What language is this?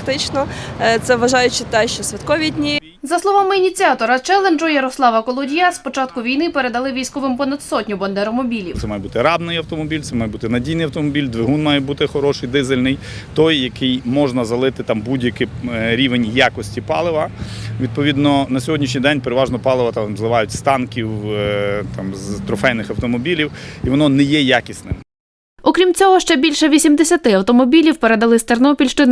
Ukrainian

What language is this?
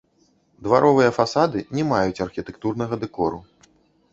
Belarusian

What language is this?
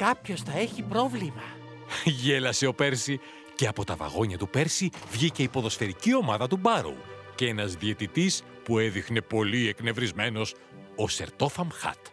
Greek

